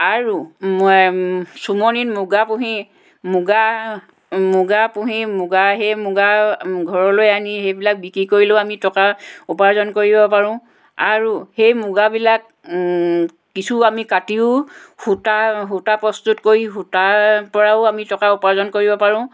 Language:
Assamese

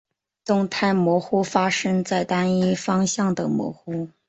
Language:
Chinese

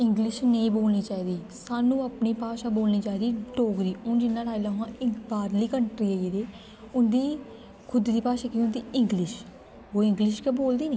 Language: Dogri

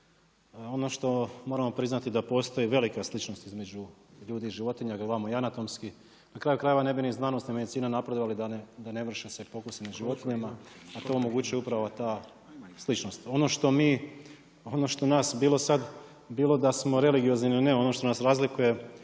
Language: Croatian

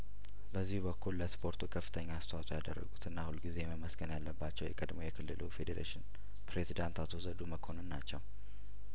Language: Amharic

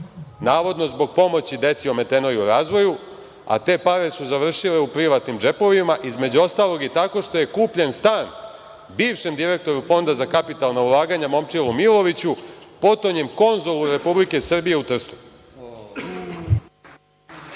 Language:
Serbian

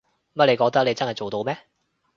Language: Cantonese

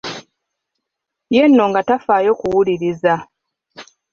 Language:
Ganda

